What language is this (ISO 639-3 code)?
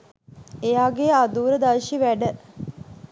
sin